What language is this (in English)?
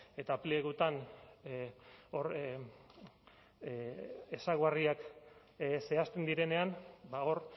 Basque